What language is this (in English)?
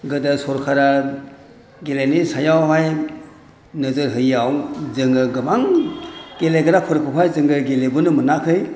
Bodo